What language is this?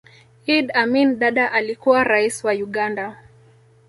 Swahili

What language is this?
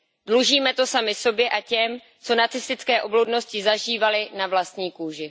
Czech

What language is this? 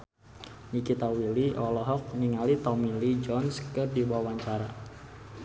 Sundanese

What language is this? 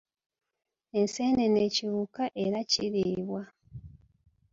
Ganda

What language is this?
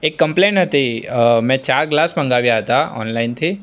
Gujarati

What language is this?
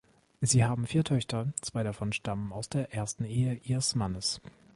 German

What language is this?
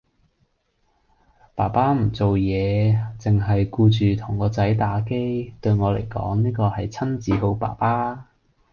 Cantonese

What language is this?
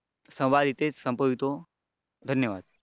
Marathi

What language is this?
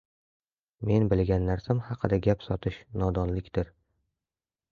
Uzbek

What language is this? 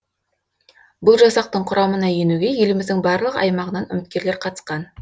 Kazakh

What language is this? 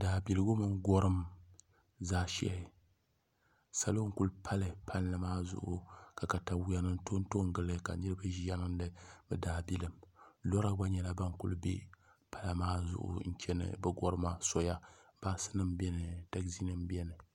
Dagbani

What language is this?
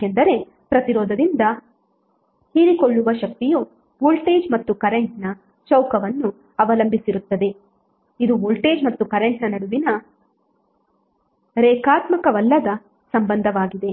Kannada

